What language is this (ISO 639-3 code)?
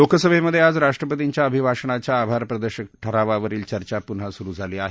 mar